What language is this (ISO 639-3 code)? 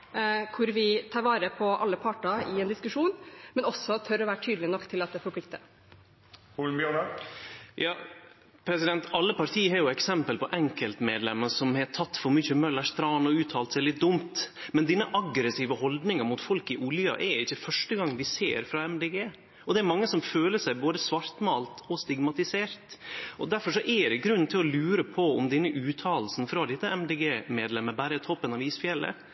nor